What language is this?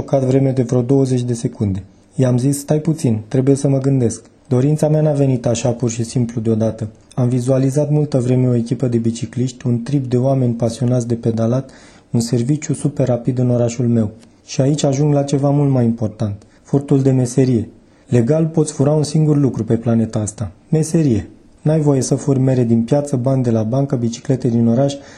Romanian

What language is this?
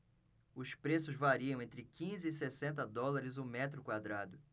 Portuguese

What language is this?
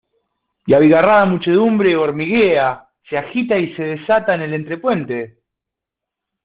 Spanish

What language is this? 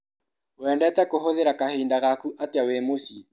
Kikuyu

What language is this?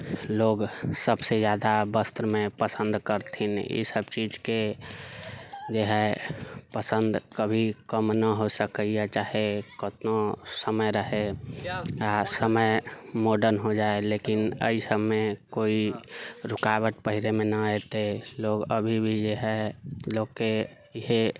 Maithili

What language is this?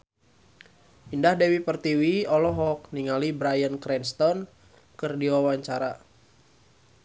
Sundanese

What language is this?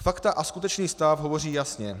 Czech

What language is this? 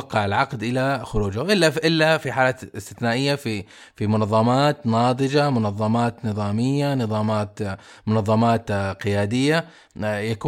Arabic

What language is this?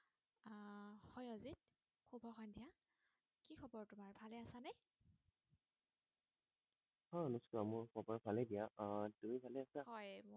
Assamese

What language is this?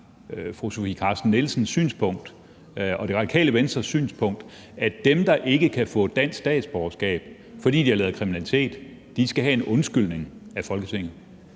Danish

